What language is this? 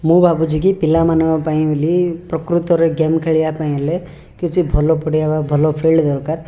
Odia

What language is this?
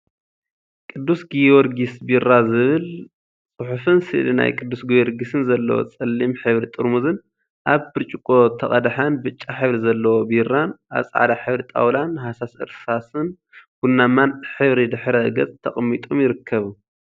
Tigrinya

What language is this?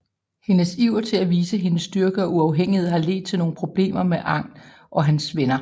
Danish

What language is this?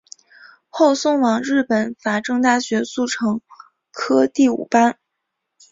Chinese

